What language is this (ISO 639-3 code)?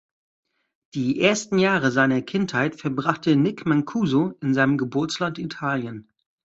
deu